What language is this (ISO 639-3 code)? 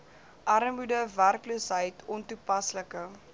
afr